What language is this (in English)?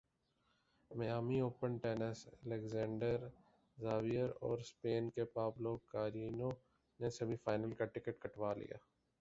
Urdu